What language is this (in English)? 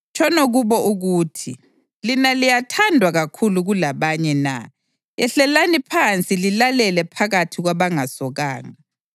North Ndebele